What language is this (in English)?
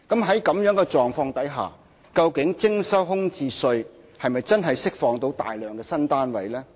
Cantonese